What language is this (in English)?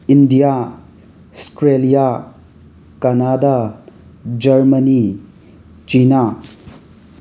Manipuri